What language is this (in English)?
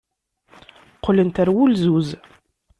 Kabyle